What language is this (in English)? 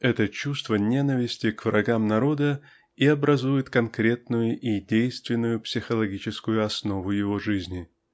Russian